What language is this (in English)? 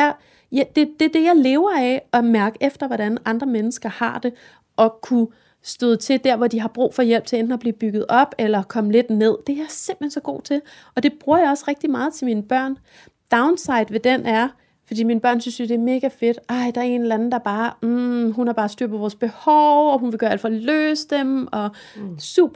Danish